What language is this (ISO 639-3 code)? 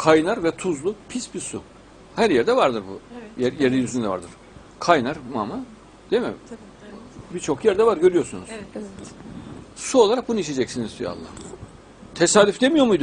tur